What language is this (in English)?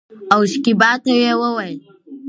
Pashto